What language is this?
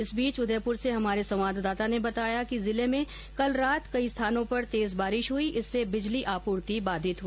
Hindi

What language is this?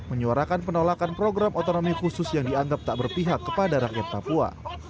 Indonesian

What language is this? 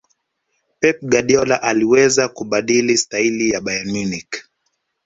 Swahili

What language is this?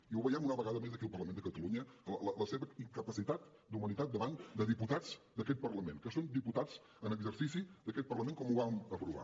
Catalan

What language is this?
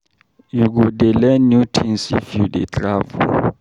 Nigerian Pidgin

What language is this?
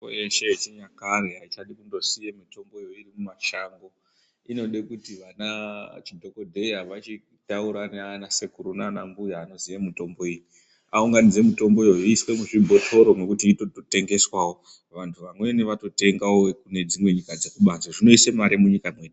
Ndau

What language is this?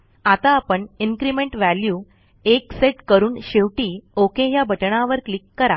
Marathi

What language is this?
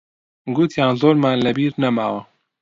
Central Kurdish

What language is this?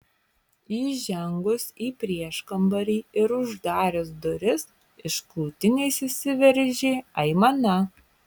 Lithuanian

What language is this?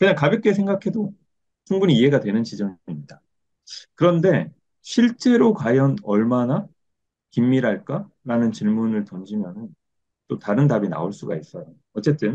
Korean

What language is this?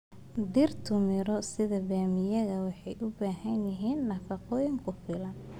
Somali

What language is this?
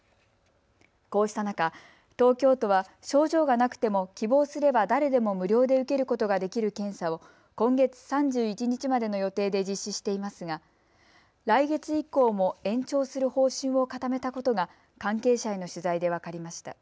Japanese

